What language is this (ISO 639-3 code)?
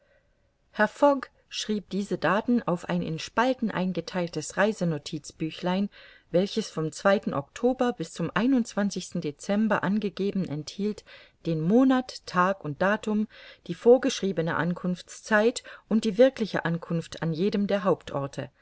deu